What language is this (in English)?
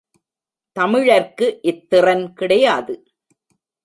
Tamil